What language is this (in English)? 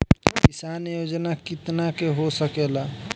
Bhojpuri